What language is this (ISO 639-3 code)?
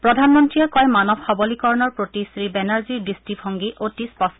asm